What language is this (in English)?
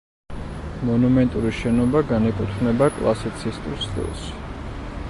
Georgian